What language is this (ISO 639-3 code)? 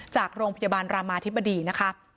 tha